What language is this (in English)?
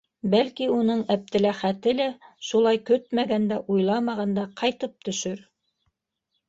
Bashkir